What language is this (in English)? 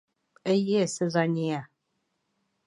Bashkir